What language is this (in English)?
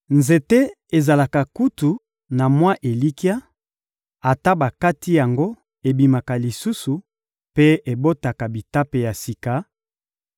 Lingala